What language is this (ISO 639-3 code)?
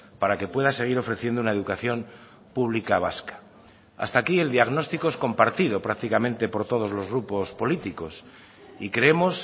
spa